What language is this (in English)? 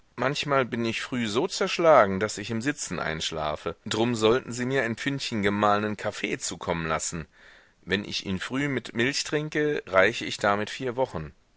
German